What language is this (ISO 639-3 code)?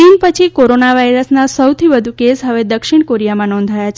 guj